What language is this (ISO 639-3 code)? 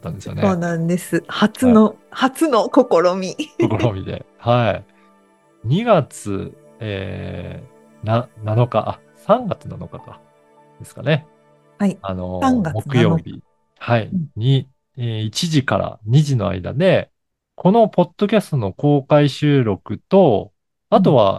jpn